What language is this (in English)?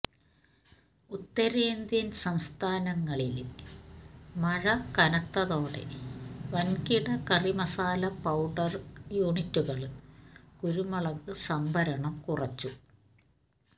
Malayalam